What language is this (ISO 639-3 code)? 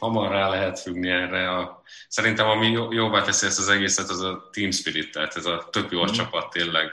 hun